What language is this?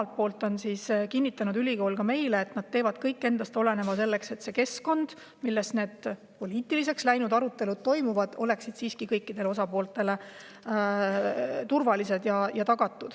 Estonian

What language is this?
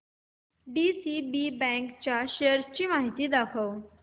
Marathi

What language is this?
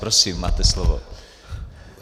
Czech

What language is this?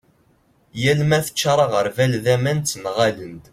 Kabyle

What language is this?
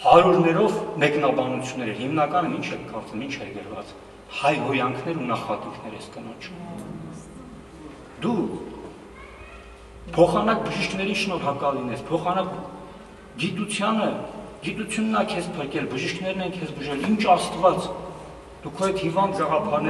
Romanian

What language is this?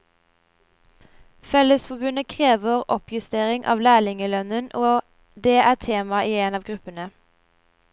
Norwegian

